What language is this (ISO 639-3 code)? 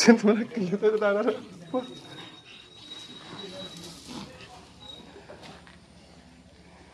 ind